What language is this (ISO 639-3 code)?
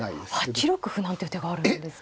jpn